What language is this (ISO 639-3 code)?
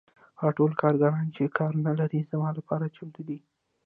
pus